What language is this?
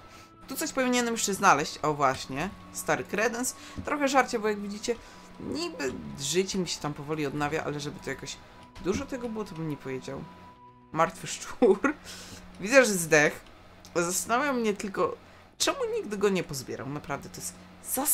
Polish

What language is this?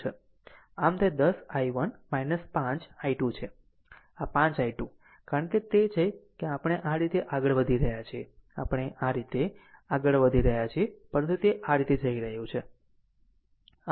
Gujarati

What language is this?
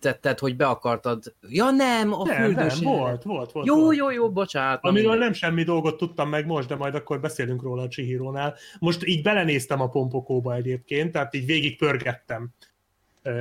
Hungarian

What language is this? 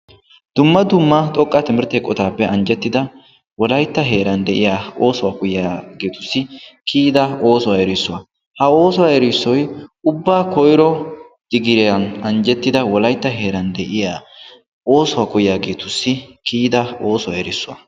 Wolaytta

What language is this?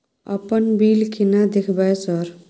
Maithili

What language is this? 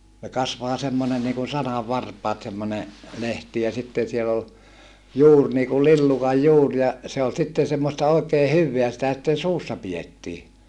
Finnish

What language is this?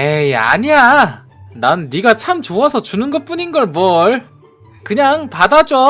Korean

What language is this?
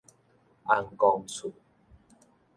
Min Nan Chinese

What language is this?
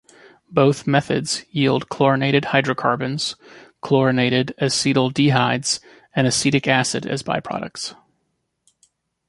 English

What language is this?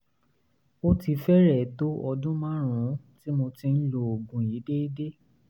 Yoruba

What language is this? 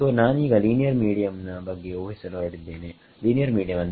Kannada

